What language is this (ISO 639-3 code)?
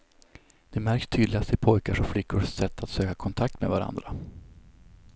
swe